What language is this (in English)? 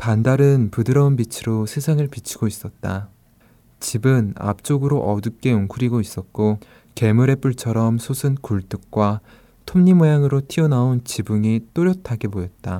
Korean